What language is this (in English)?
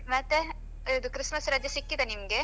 Kannada